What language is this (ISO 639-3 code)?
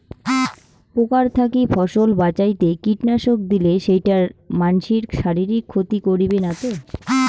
ben